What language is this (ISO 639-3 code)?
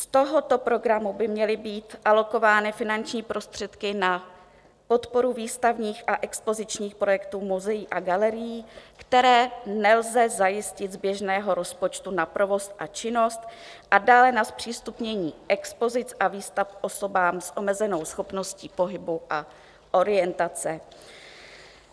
ces